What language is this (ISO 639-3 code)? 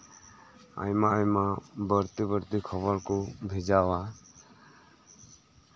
sat